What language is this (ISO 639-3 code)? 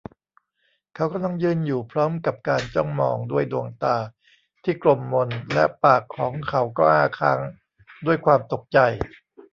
tha